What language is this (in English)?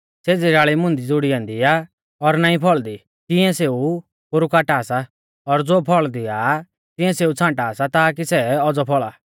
Mahasu Pahari